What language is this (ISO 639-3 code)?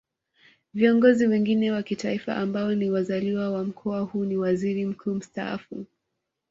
swa